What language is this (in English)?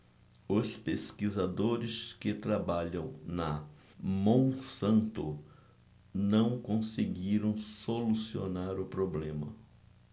Portuguese